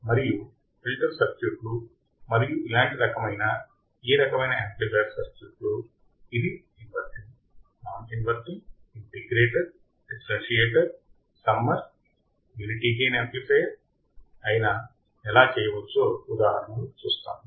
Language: Telugu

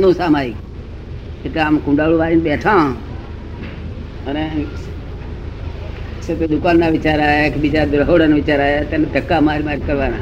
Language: Gujarati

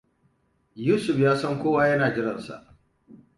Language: Hausa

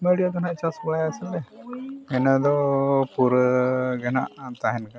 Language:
Santali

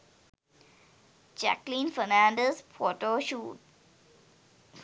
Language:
Sinhala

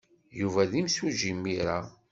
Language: Kabyle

